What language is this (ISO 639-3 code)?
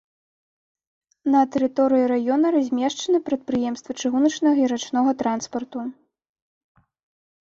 bel